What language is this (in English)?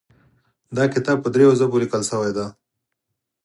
Pashto